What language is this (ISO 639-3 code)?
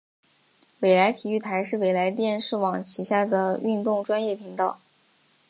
zho